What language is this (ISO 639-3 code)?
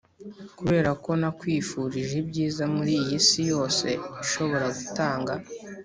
kin